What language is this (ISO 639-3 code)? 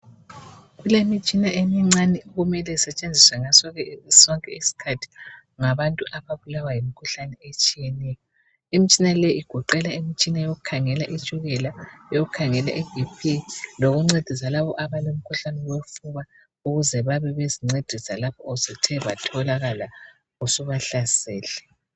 nde